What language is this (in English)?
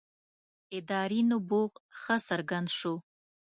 Pashto